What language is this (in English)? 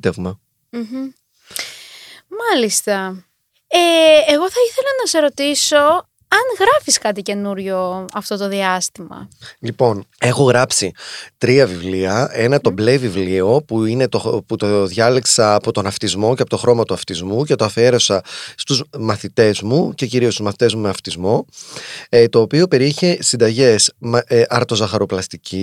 Greek